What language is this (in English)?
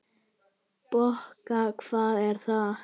Icelandic